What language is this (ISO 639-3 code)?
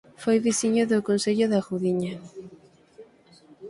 glg